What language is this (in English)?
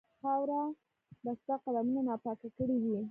Pashto